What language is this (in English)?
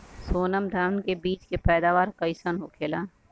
Bhojpuri